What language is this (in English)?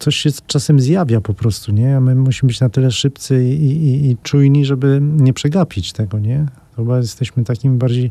Polish